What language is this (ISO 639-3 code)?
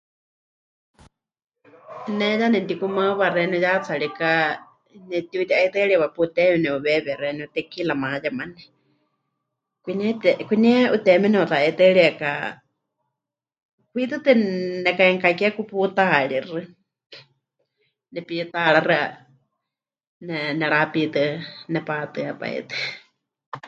hch